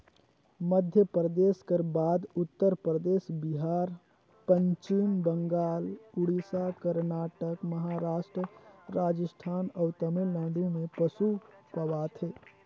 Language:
Chhattisgarhi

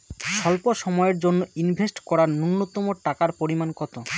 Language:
Bangla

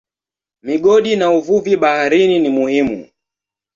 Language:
Swahili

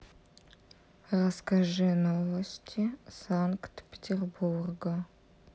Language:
Russian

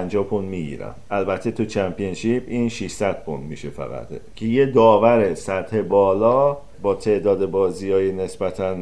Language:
Persian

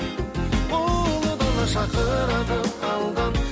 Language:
Kazakh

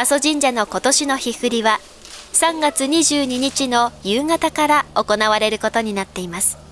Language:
Japanese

